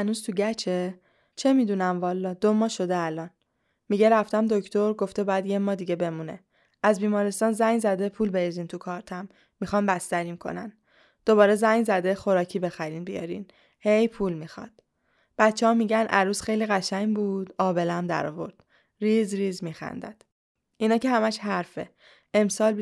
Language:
Persian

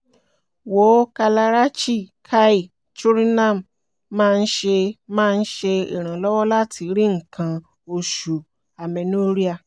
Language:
Yoruba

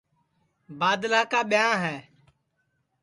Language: Sansi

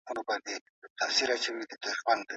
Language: Pashto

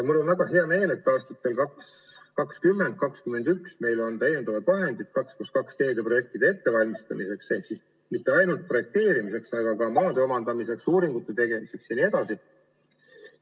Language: Estonian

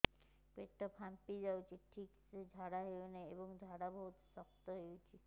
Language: Odia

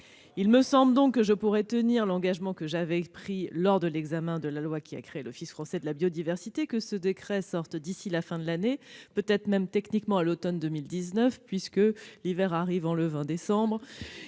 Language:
French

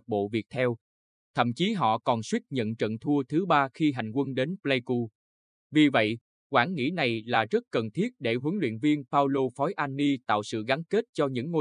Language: Vietnamese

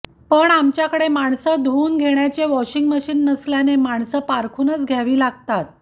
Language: Marathi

